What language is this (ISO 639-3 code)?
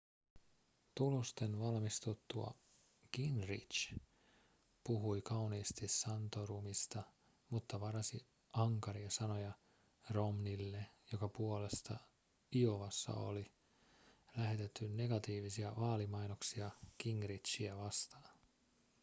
fin